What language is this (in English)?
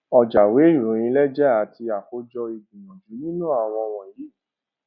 Yoruba